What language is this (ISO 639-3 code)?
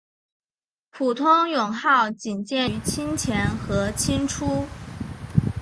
zho